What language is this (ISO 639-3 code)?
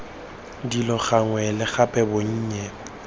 tsn